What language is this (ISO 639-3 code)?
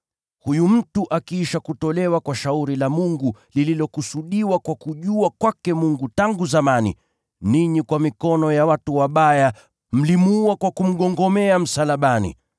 swa